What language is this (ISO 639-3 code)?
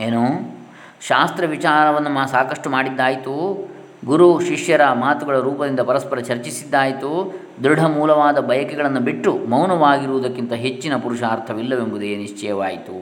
kan